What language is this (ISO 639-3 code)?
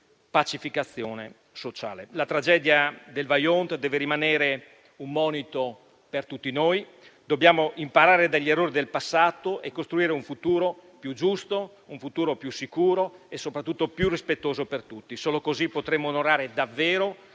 ita